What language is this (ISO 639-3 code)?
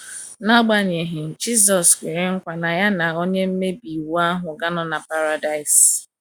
ibo